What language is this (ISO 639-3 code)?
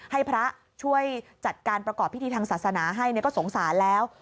tha